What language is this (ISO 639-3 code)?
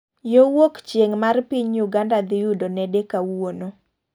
luo